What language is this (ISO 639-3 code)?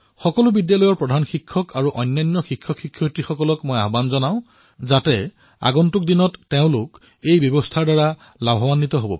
asm